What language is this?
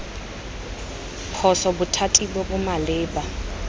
Tswana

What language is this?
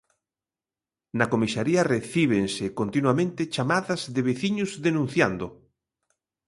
Galician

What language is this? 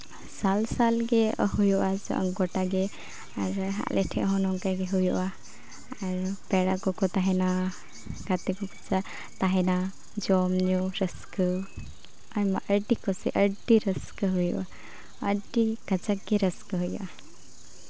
Santali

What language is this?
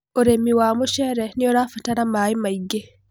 Kikuyu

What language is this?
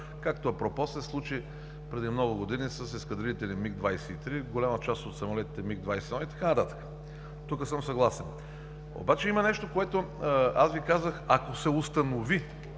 Bulgarian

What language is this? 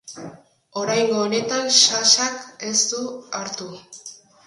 Basque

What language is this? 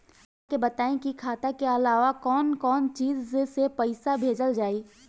Bhojpuri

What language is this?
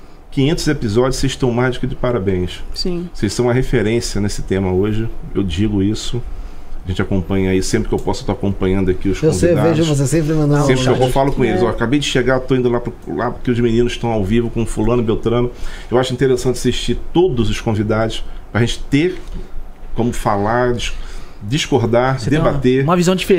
Portuguese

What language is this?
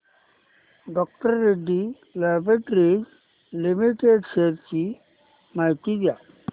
Marathi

